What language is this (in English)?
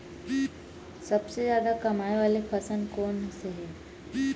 Chhattisgarhi